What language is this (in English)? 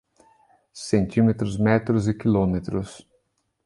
Portuguese